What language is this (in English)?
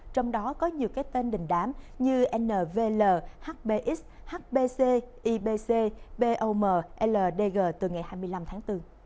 Vietnamese